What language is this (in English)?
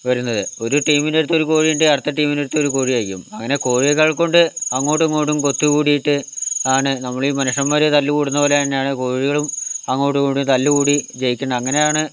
Malayalam